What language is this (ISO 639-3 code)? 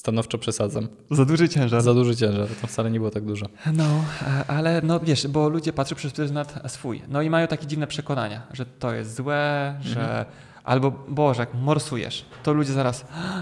pol